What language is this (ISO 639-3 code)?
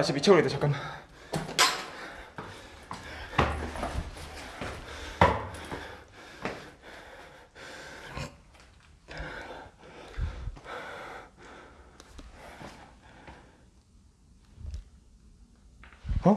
kor